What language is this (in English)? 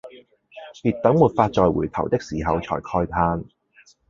Cantonese